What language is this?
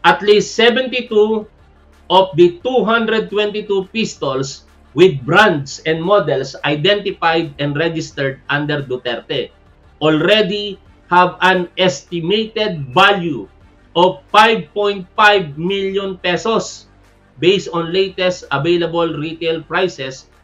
Filipino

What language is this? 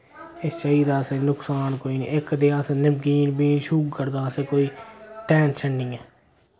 Dogri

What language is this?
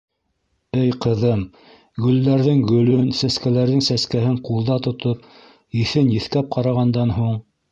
Bashkir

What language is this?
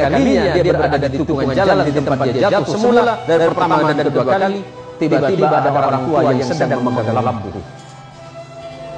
Indonesian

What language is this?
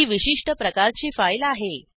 Marathi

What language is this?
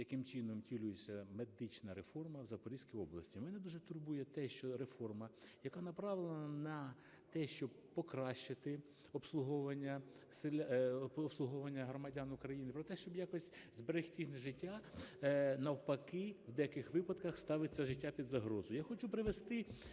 Ukrainian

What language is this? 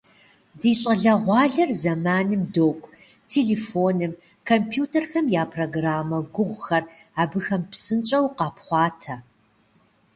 Kabardian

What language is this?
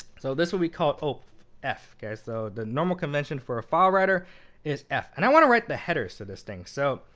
English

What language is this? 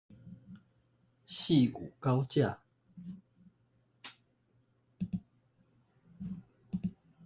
Chinese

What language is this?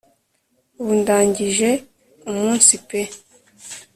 Kinyarwanda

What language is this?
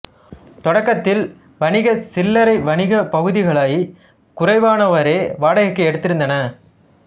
Tamil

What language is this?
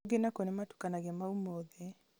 Kikuyu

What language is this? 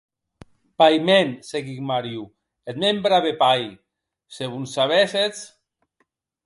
Occitan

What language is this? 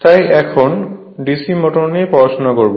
Bangla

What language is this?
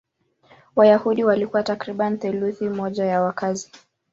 Swahili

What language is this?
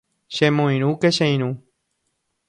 Guarani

